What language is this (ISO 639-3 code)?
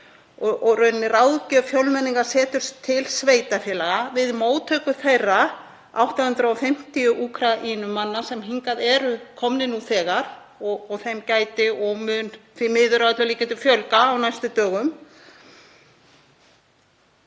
isl